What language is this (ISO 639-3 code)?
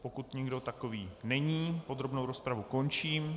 ces